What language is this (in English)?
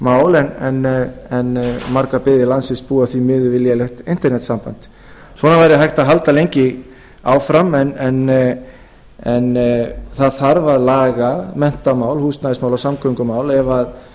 Icelandic